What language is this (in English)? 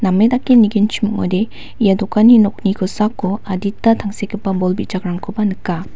Garo